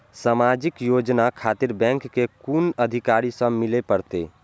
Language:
Maithili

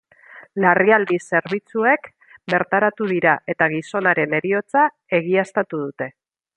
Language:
Basque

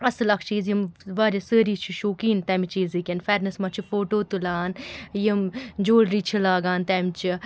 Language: Kashmiri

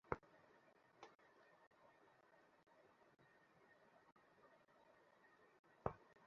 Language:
Bangla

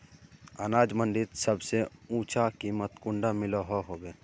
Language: Magahi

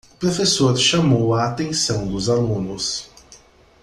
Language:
Portuguese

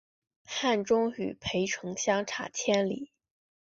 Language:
Chinese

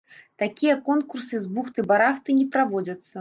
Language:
Belarusian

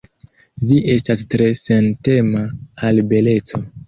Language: Esperanto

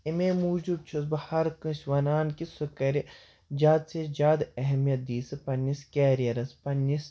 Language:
Kashmiri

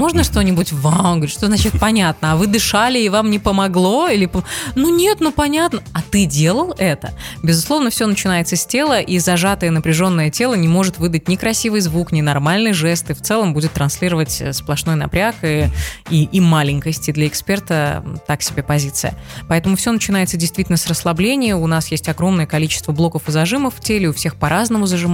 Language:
Russian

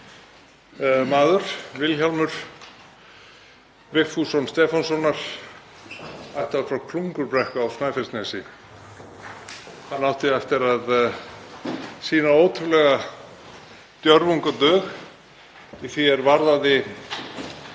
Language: Icelandic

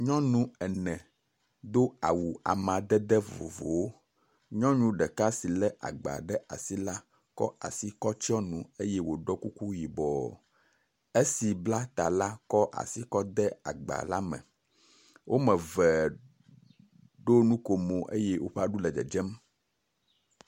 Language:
Ewe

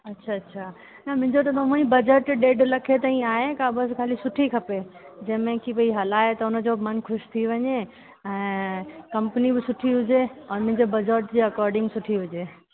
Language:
Sindhi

